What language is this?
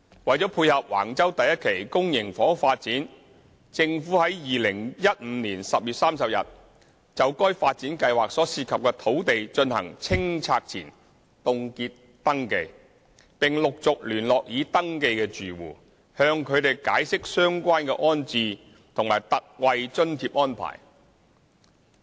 Cantonese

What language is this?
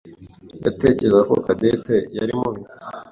Kinyarwanda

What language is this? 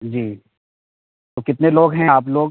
Urdu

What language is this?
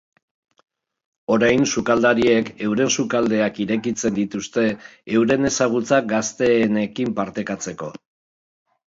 Basque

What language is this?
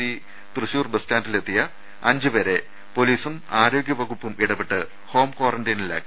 Malayalam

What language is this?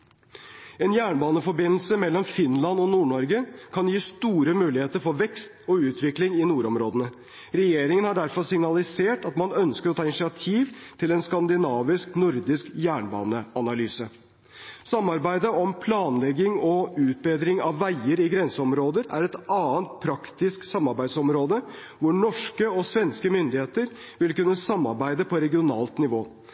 Norwegian Bokmål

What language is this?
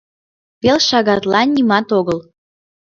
Mari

